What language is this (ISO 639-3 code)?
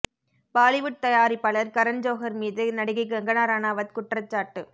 tam